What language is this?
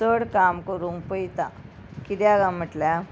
Konkani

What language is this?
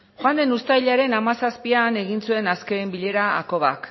Basque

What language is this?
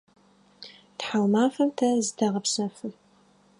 Adyghe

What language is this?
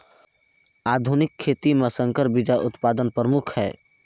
Chhattisgarhi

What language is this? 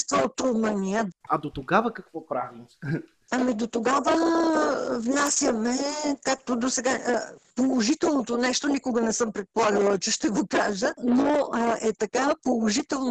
Bulgarian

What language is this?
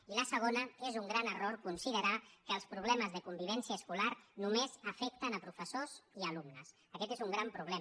Catalan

